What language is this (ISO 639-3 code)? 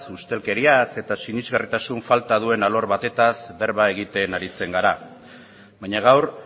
eus